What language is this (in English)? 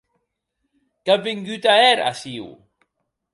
Occitan